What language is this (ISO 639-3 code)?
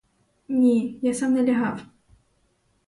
ukr